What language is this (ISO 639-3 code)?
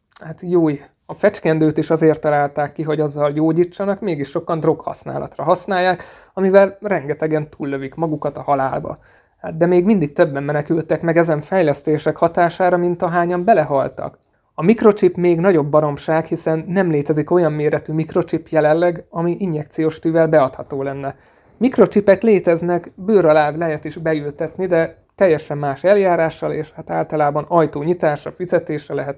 hun